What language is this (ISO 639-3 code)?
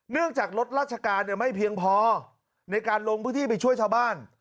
tha